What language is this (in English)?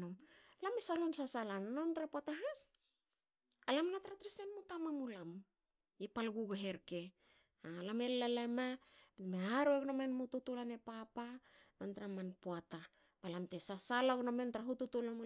Hakö